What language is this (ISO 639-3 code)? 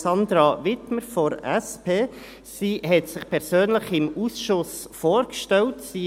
gsw